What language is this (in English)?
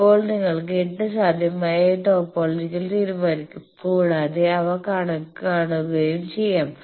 Malayalam